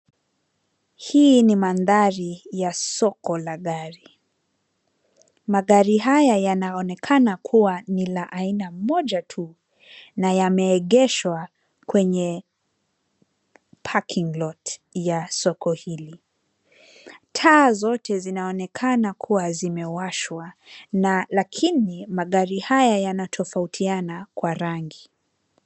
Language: Swahili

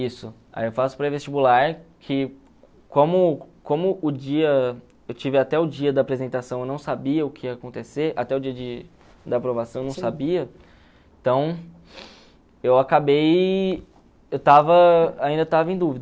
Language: Portuguese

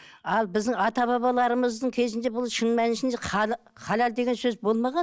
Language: Kazakh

